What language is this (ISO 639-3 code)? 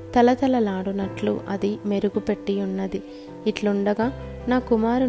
tel